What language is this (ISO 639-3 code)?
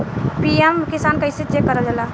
bho